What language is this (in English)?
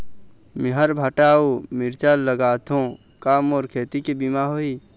Chhattisgarhi